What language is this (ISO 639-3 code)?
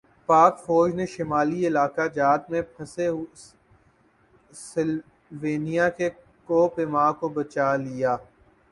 urd